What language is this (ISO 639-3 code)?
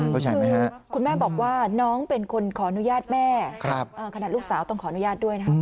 tha